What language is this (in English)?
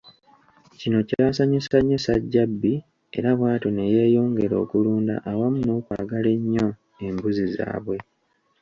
Ganda